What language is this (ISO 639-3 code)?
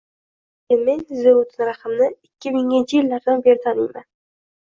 uzb